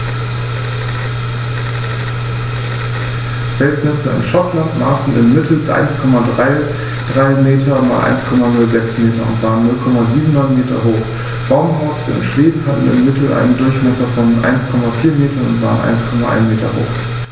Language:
German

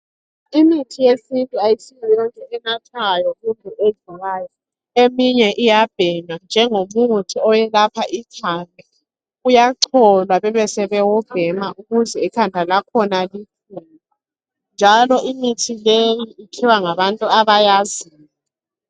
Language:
North Ndebele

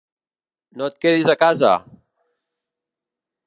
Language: Catalan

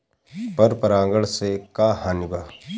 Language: Bhojpuri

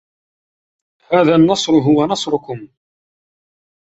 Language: Arabic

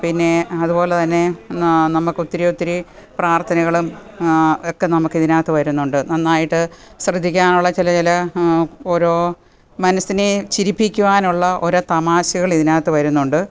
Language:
Malayalam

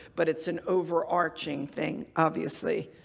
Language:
English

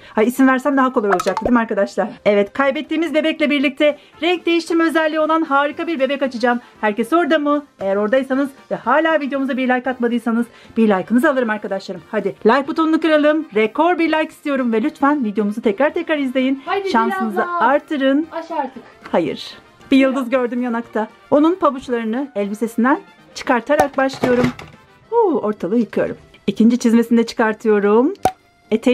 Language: Turkish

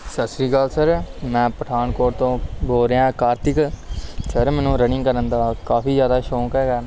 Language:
Punjabi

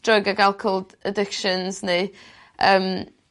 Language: Welsh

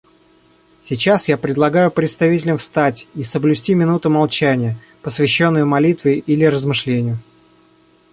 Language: Russian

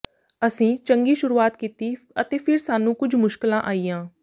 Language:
Punjabi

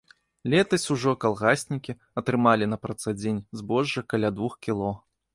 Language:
Belarusian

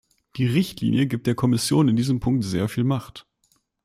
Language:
German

